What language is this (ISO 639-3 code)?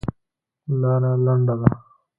pus